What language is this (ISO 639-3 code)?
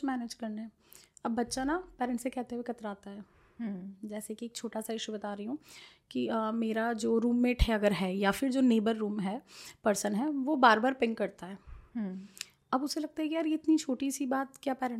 hin